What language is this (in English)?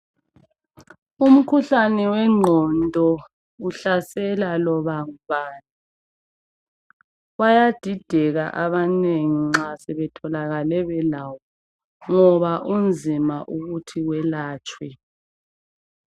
North Ndebele